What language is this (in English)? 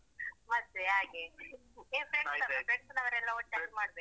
Kannada